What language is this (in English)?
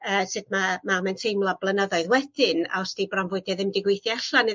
Welsh